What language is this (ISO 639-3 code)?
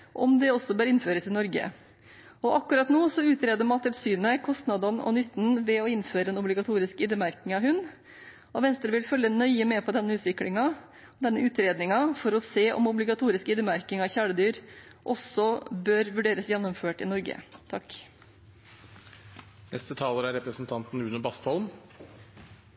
nob